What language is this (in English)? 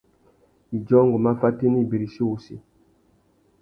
Tuki